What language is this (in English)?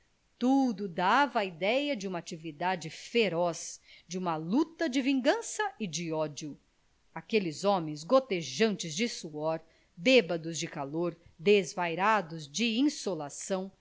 Portuguese